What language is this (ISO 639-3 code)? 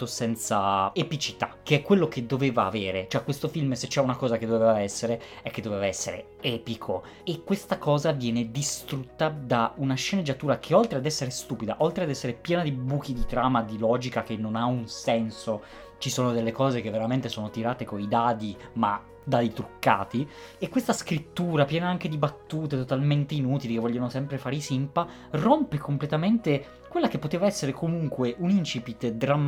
ita